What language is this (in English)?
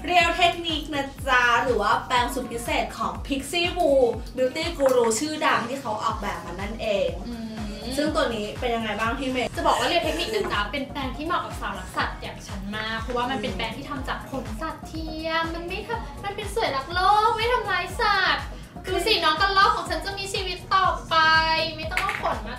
Thai